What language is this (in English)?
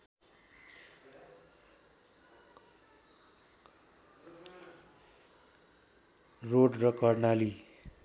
Nepali